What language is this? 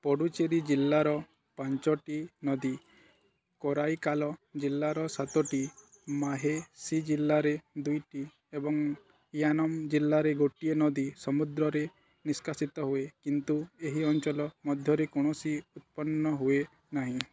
Odia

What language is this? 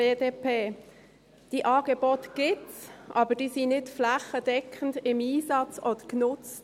Swiss German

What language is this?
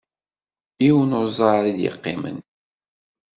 Kabyle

